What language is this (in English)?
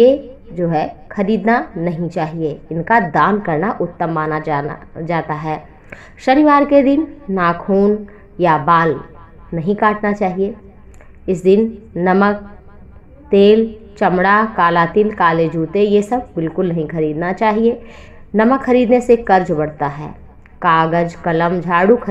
Hindi